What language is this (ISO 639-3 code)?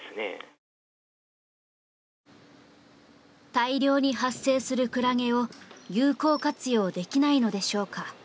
jpn